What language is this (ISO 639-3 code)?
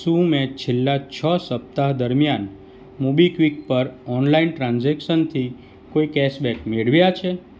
guj